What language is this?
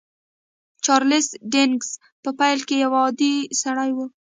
Pashto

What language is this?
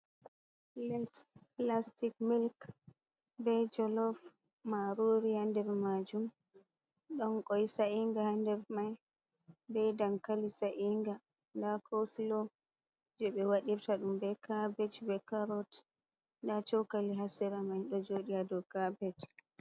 Fula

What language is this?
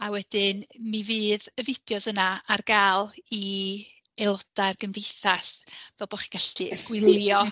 Welsh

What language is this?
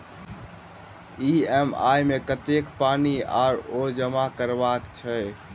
Maithili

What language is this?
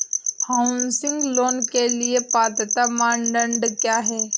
Hindi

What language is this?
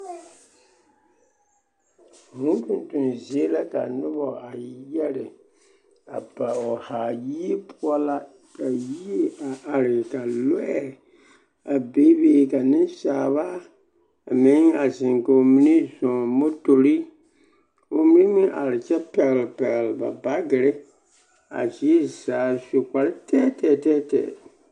Southern Dagaare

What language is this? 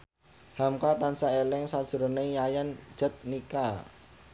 Javanese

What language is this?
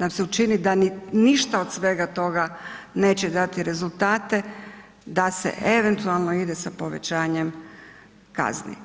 Croatian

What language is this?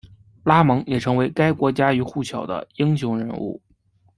Chinese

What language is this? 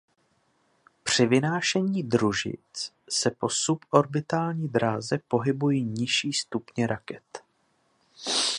Czech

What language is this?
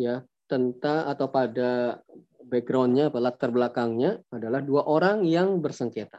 Indonesian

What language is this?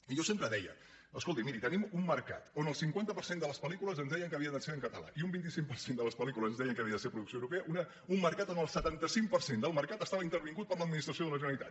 Catalan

